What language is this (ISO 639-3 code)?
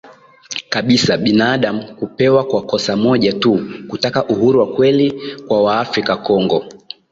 swa